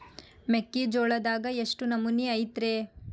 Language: Kannada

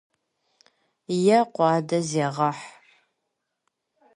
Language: Kabardian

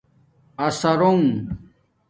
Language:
Domaaki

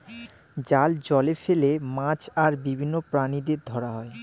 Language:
Bangla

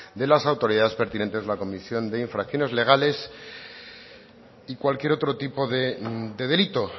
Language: Spanish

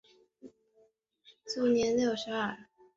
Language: Chinese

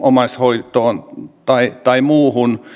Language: Finnish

